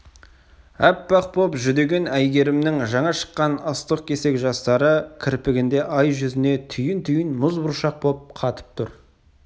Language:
Kazakh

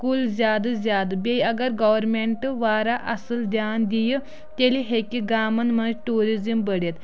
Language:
Kashmiri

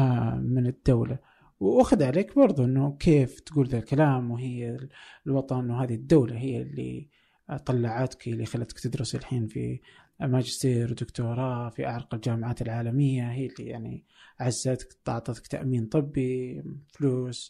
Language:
Arabic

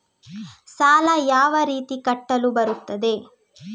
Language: Kannada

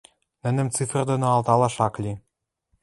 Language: Western Mari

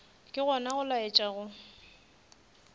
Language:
Northern Sotho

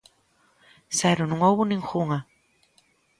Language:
Galician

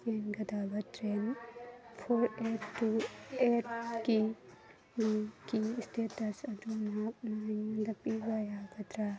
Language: Manipuri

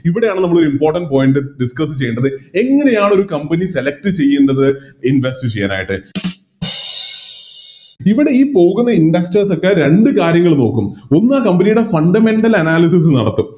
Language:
Malayalam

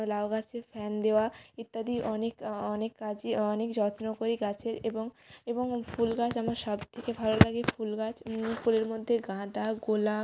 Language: Bangla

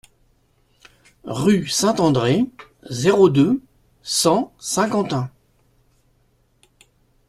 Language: French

